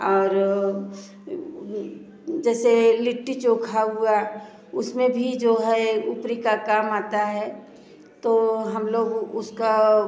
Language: Hindi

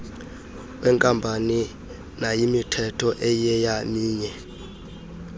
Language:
Xhosa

